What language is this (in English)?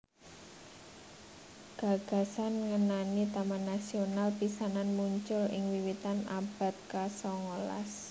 Javanese